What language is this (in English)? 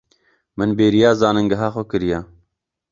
Kurdish